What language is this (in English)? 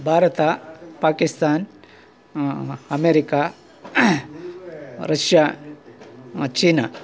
Kannada